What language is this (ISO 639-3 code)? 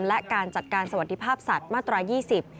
tha